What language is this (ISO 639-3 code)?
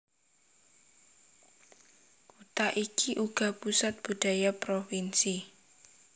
jav